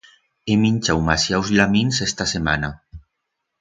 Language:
Aragonese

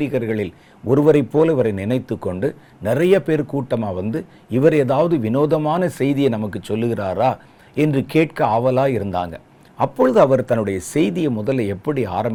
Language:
Tamil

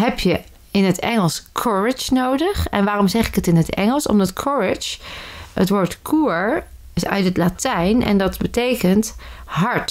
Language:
Dutch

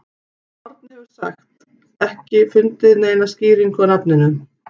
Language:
Icelandic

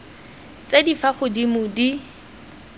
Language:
Tswana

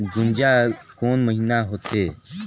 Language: Chhattisgarhi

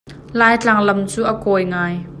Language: Hakha Chin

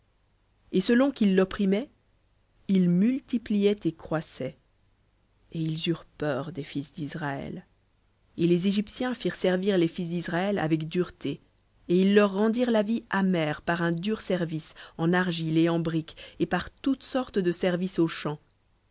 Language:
French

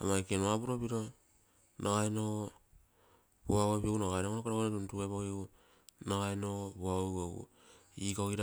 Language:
Terei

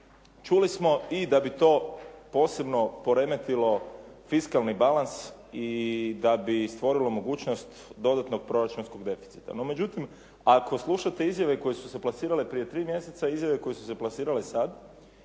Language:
Croatian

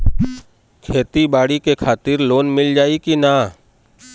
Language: Bhojpuri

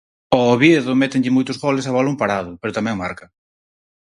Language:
Galician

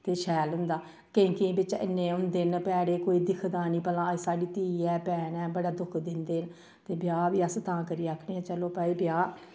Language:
Dogri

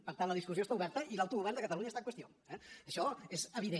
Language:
Catalan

